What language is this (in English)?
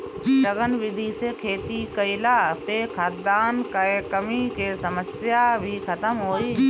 Bhojpuri